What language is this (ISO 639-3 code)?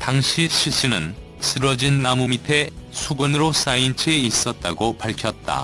kor